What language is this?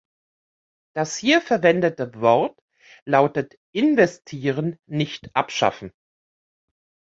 German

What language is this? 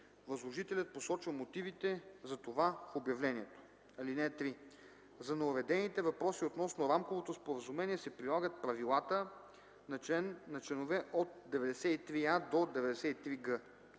Bulgarian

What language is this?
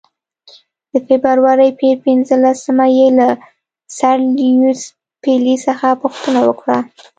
Pashto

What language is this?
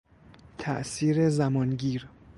Persian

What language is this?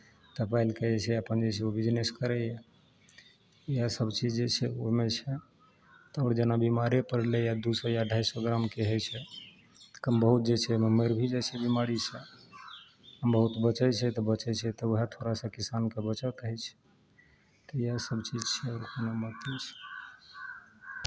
Maithili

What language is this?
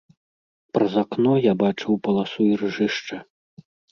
Belarusian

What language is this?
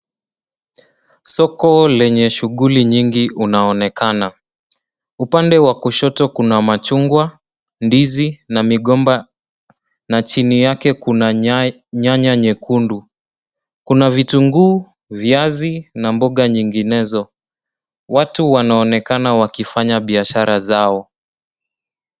Swahili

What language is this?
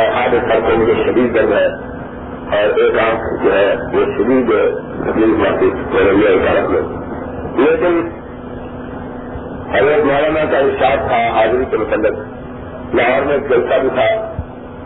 Urdu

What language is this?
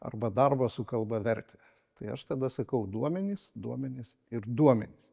Lithuanian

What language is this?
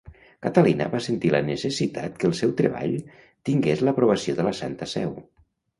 Catalan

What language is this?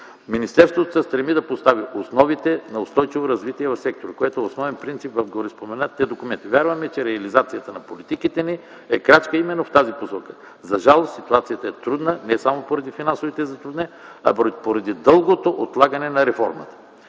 Bulgarian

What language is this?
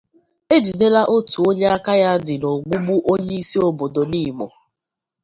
Igbo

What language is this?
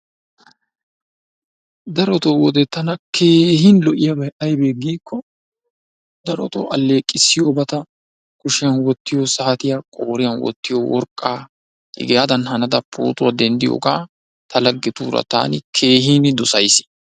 Wolaytta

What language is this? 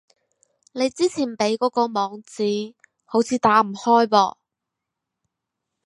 Cantonese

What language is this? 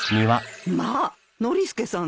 Japanese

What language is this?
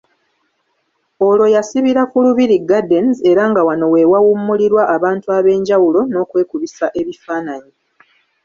Ganda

